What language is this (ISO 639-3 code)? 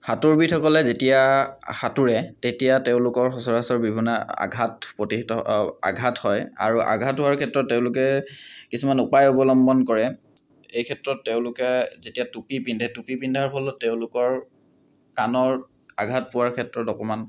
asm